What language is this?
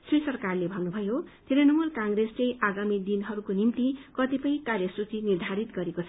Nepali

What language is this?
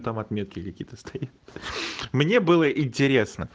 Russian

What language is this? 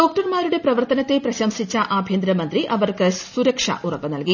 Malayalam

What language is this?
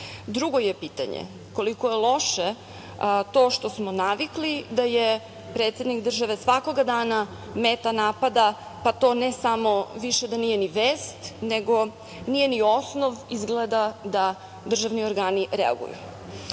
Serbian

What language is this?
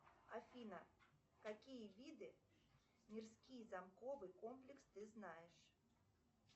Russian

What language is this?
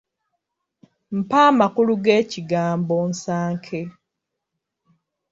Ganda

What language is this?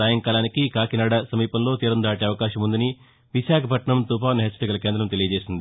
Telugu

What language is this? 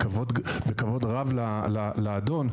Hebrew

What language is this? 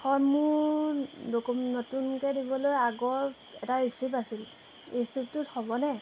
Assamese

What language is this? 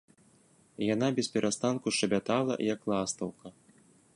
Belarusian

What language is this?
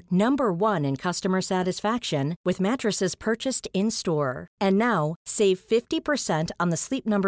Swedish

